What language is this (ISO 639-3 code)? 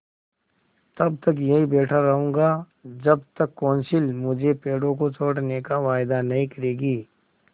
hin